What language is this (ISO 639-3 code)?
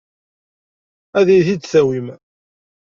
kab